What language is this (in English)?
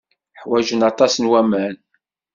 Kabyle